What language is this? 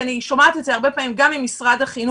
Hebrew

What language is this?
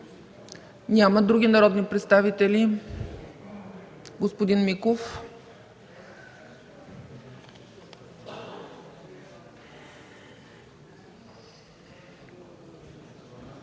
Bulgarian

